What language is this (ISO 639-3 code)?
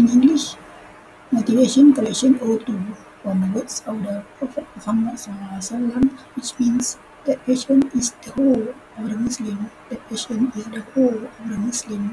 msa